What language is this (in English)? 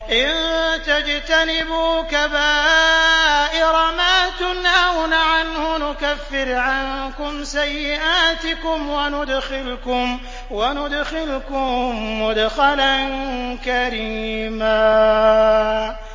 Arabic